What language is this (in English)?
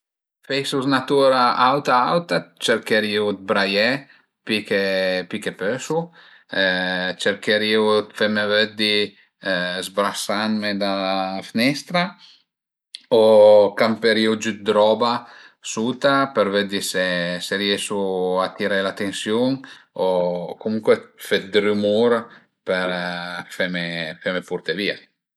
Piedmontese